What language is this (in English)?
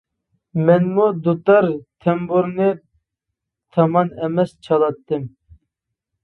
Uyghur